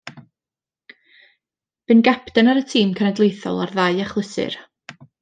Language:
Welsh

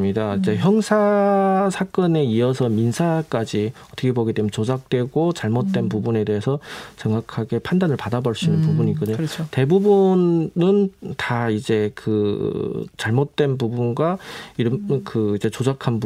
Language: Korean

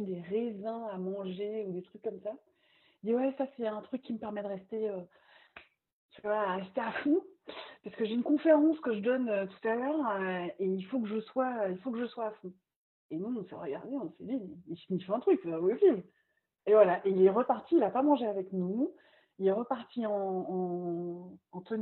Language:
French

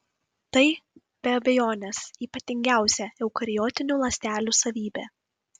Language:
Lithuanian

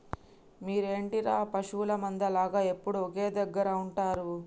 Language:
Telugu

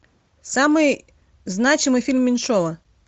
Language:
Russian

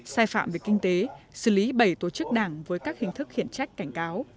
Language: Vietnamese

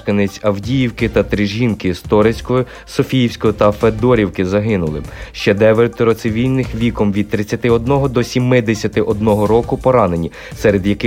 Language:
Ukrainian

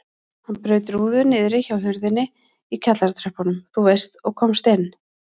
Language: Icelandic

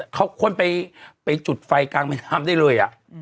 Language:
Thai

